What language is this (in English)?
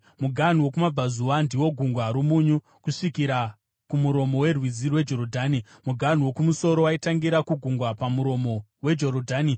Shona